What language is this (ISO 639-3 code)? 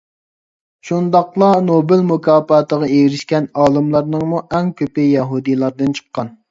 uig